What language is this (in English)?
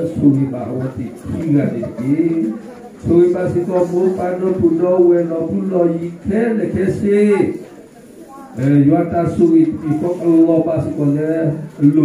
Indonesian